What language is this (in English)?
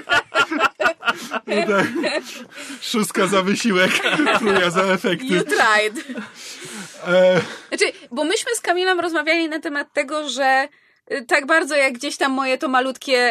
Polish